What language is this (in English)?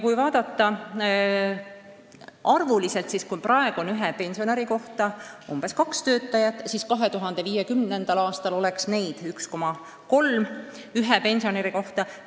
Estonian